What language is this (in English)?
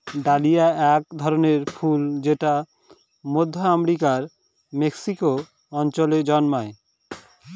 Bangla